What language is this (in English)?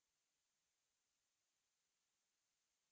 Hindi